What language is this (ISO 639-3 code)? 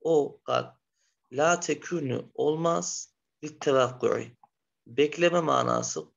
tur